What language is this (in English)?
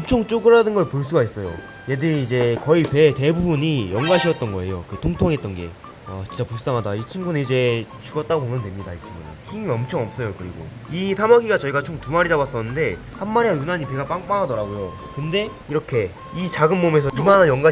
Korean